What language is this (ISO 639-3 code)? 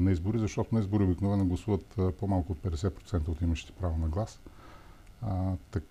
bul